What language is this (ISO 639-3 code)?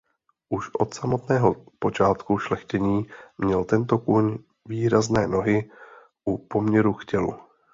ces